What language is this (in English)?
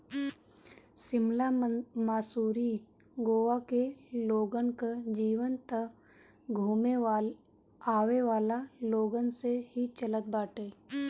Bhojpuri